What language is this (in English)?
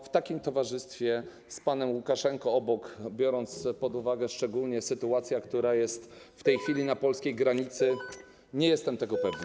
Polish